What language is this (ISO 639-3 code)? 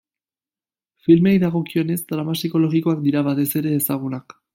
eus